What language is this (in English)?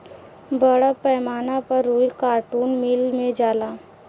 Bhojpuri